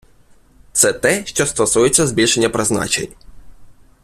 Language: Ukrainian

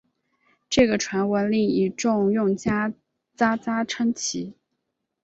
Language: Chinese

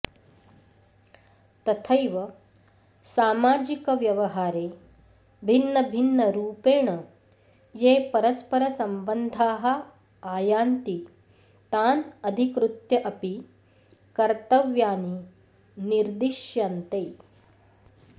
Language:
Sanskrit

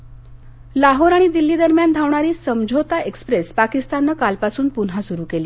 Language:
Marathi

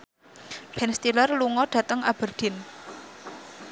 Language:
Javanese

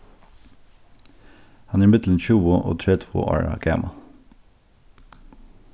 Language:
Faroese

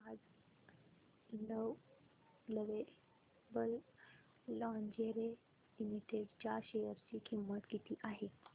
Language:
Marathi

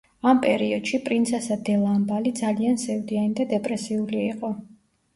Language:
Georgian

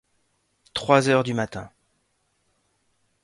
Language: French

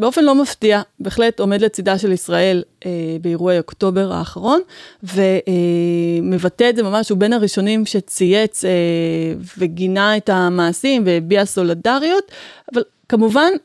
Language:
Hebrew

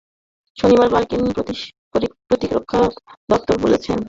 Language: Bangla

